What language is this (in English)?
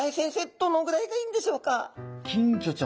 Japanese